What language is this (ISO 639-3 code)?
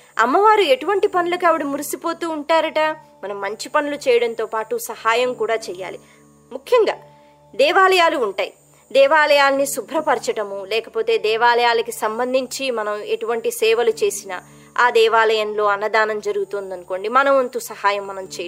tel